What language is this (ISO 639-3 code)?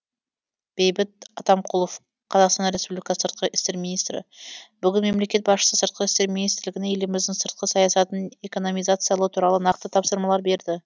kaz